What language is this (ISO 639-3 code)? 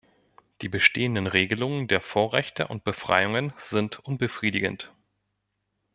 deu